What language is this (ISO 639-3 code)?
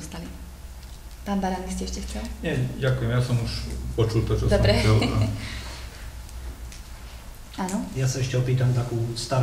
slk